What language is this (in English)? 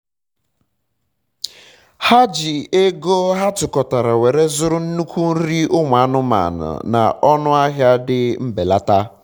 Igbo